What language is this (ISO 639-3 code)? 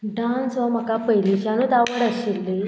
kok